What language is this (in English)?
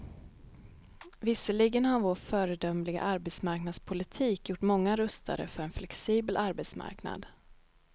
Swedish